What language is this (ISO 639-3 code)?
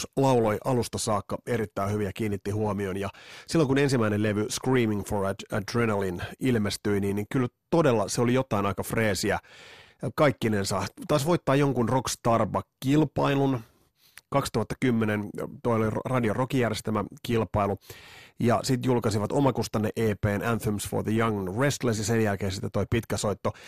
fin